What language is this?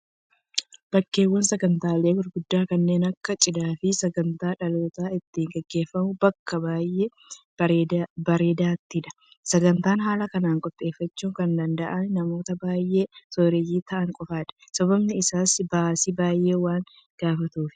Oromo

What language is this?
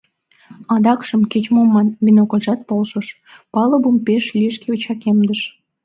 Mari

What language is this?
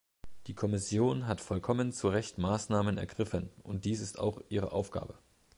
German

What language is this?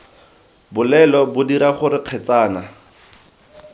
Tswana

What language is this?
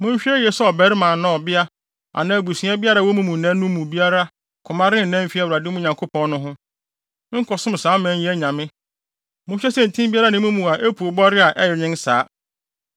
Akan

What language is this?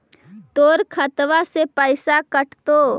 Magahi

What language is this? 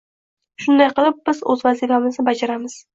Uzbek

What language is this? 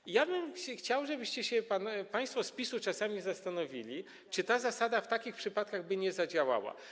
Polish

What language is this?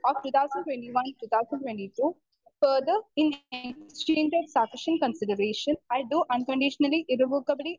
Malayalam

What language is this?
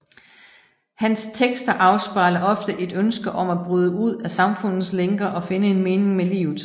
Danish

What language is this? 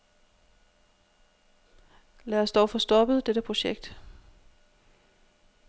Danish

